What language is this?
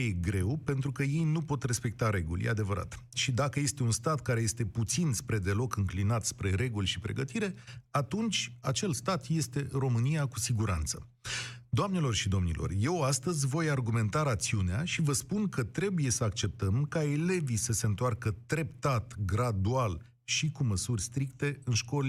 Romanian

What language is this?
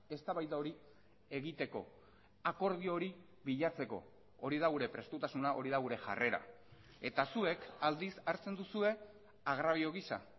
Basque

